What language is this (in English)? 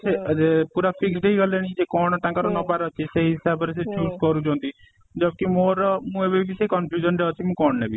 Odia